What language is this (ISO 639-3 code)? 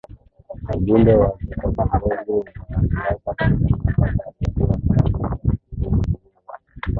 swa